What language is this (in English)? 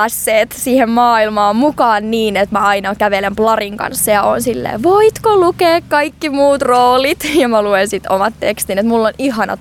Finnish